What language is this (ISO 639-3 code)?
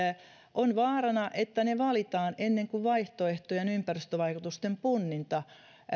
fin